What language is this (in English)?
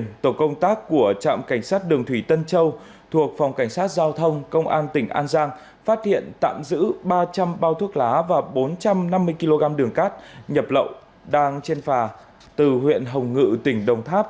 Vietnamese